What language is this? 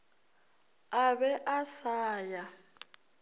Northern Sotho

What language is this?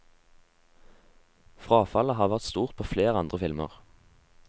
Norwegian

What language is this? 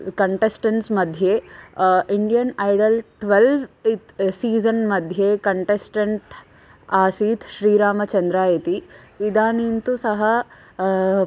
Sanskrit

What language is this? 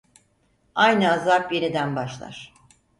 Turkish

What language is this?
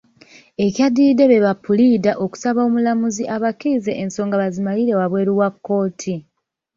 Ganda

